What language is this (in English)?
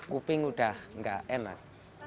Indonesian